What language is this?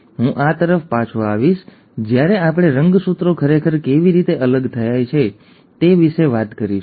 Gujarati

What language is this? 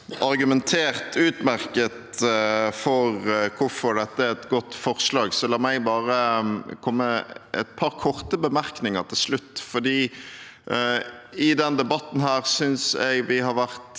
Norwegian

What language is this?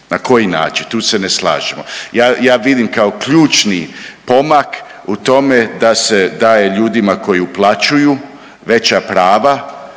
Croatian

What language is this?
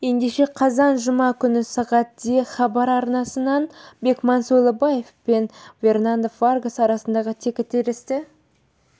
Kazakh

